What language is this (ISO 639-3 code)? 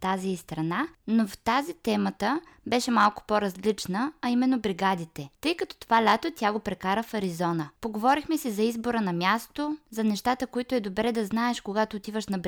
bul